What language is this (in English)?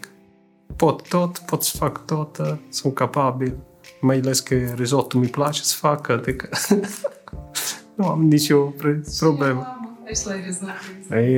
Romanian